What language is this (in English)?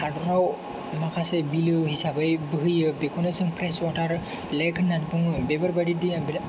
Bodo